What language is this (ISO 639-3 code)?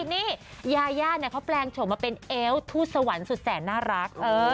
tha